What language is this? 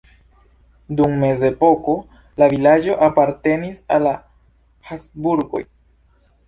Esperanto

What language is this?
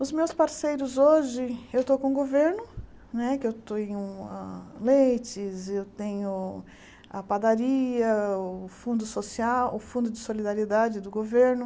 Portuguese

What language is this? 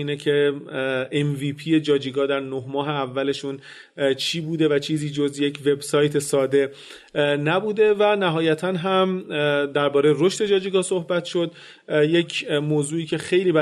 Persian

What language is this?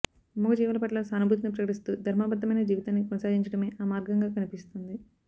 Telugu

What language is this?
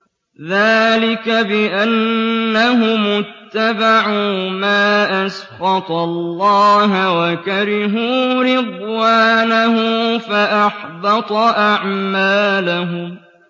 Arabic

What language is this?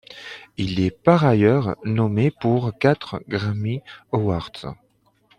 French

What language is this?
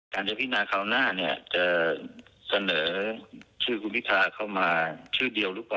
Thai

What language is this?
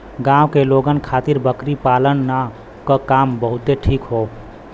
Bhojpuri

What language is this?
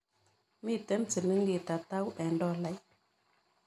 Kalenjin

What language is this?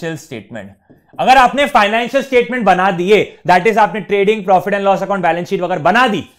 Hindi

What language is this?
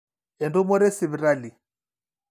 Masai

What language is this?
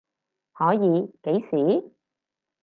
Cantonese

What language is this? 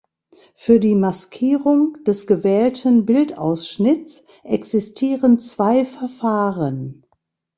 German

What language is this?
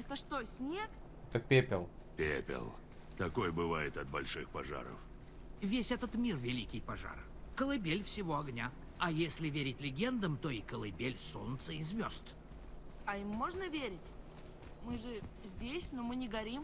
Russian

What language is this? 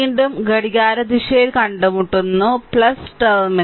Malayalam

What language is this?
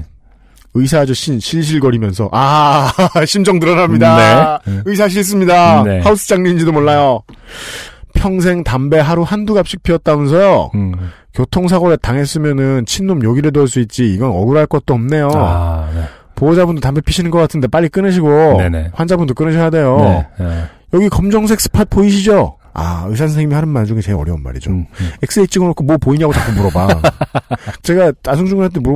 Korean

